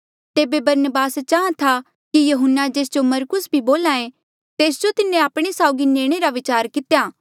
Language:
Mandeali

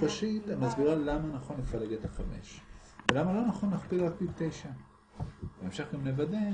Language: Hebrew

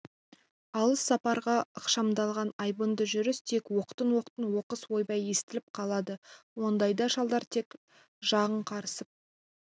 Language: Kazakh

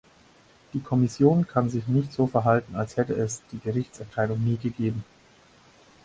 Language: German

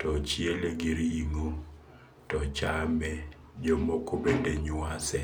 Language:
Luo (Kenya and Tanzania)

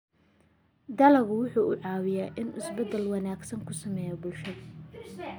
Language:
Somali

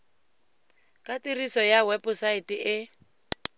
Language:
Tswana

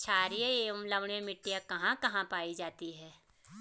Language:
Hindi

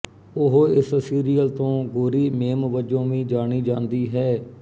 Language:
Punjabi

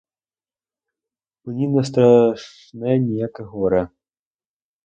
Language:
Ukrainian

